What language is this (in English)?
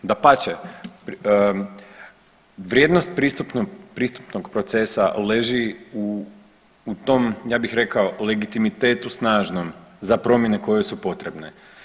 Croatian